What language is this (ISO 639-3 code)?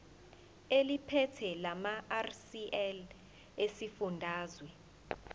zul